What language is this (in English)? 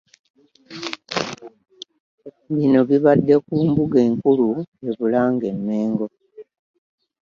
Ganda